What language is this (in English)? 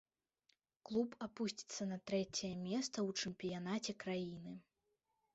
Belarusian